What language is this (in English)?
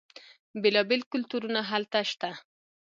Pashto